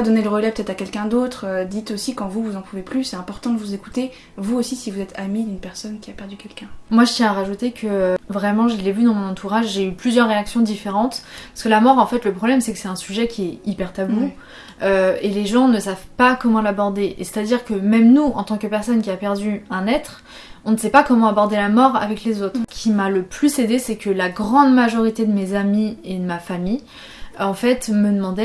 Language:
French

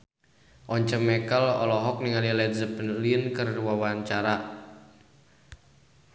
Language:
Sundanese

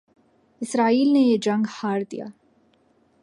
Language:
Urdu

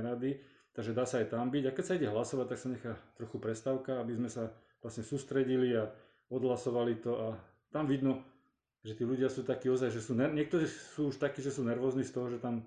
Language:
Slovak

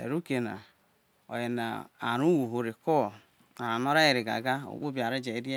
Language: Isoko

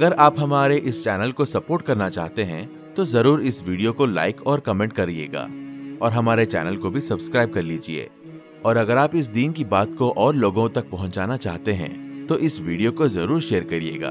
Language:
Urdu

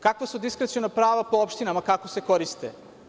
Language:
Serbian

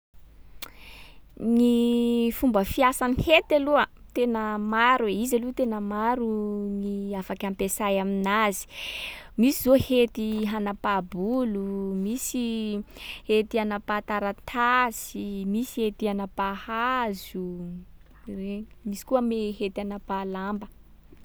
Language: Sakalava Malagasy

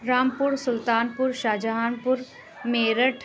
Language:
Urdu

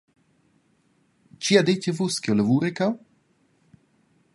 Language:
Romansh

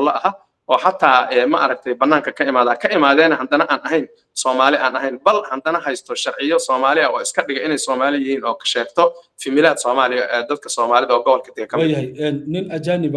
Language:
Arabic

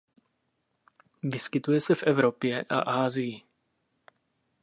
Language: Czech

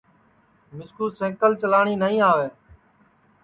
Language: Sansi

